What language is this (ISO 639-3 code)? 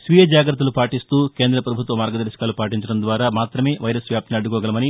tel